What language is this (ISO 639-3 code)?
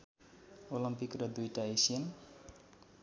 nep